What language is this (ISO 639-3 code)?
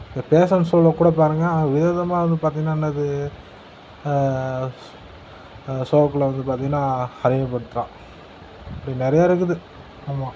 tam